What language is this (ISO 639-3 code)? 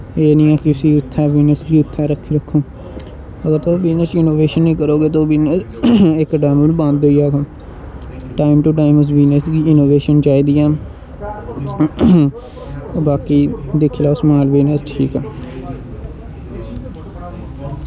doi